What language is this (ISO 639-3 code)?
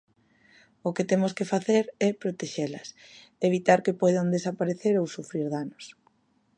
glg